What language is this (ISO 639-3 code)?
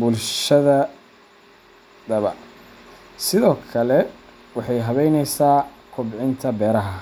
som